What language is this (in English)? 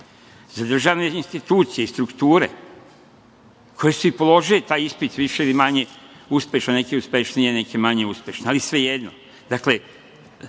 Serbian